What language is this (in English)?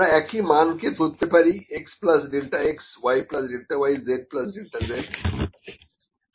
Bangla